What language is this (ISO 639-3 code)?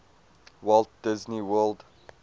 eng